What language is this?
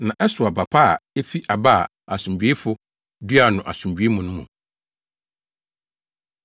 Akan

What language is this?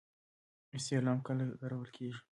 Pashto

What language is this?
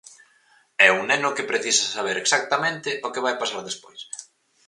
Galician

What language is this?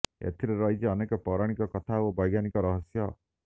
Odia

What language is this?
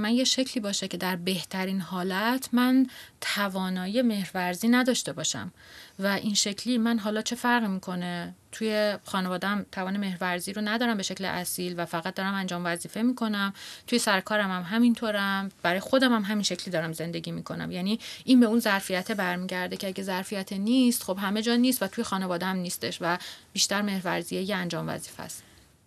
Persian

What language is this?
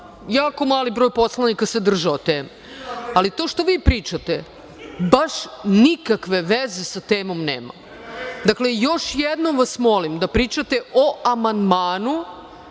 Serbian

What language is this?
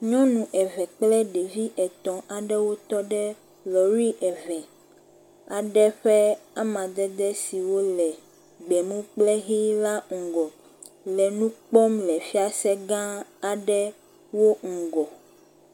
Ewe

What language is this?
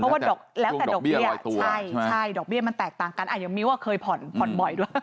Thai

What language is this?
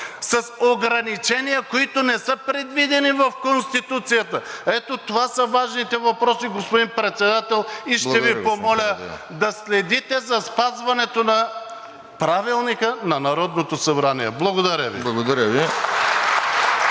Bulgarian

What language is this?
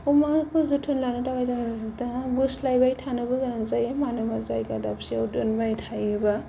Bodo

